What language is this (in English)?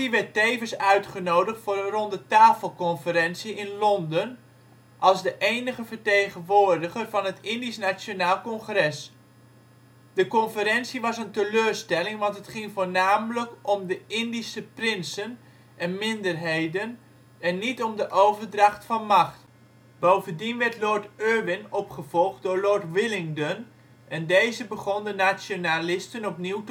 Dutch